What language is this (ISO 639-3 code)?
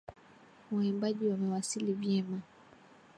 swa